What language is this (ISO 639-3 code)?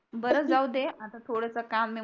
mar